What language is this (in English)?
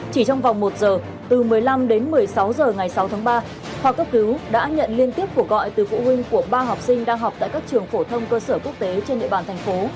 Vietnamese